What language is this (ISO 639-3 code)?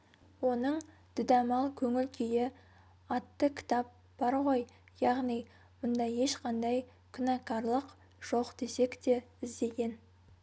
kaz